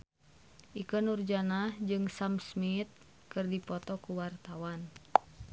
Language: Sundanese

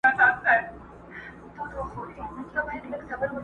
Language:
Pashto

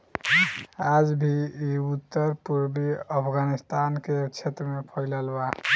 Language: Bhojpuri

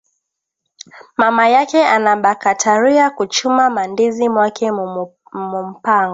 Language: Swahili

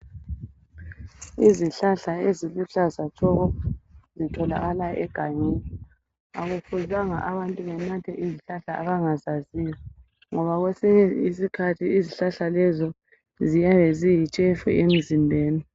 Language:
North Ndebele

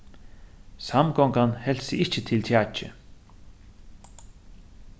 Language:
Faroese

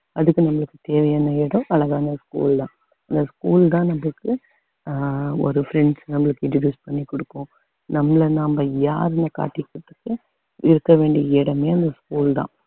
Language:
Tamil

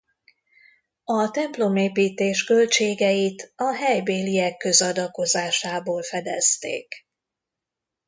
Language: Hungarian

